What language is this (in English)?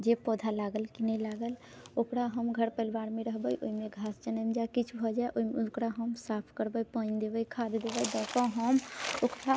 Maithili